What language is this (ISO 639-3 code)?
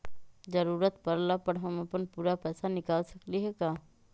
mag